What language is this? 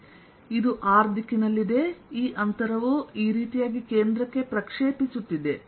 Kannada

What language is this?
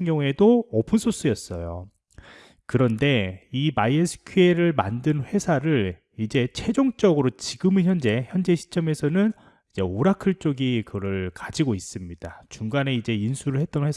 Korean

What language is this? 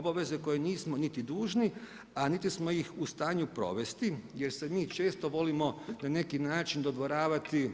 Croatian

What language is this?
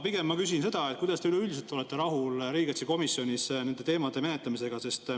Estonian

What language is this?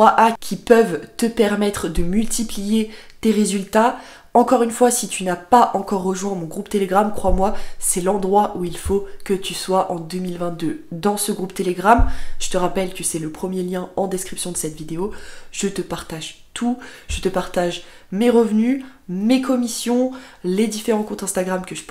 French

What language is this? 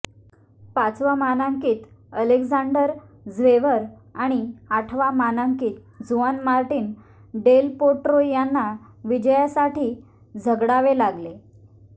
Marathi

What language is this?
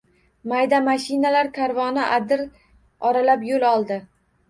Uzbek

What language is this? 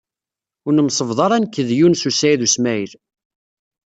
Kabyle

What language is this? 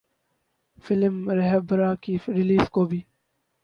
Urdu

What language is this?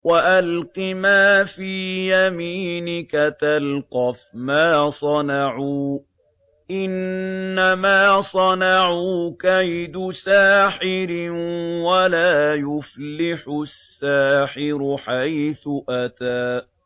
Arabic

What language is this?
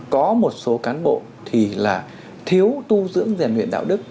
Vietnamese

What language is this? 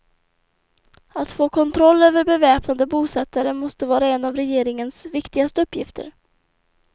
Swedish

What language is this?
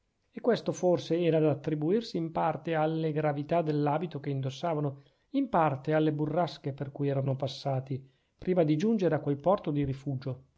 Italian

